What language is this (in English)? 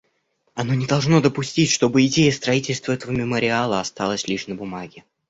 Russian